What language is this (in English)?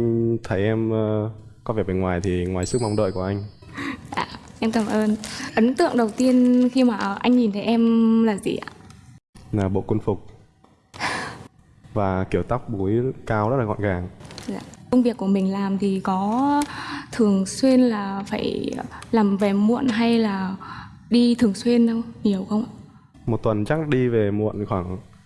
Vietnamese